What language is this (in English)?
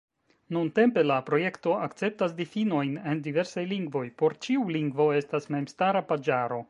Esperanto